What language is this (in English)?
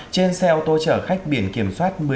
Vietnamese